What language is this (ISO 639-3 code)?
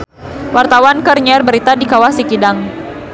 sun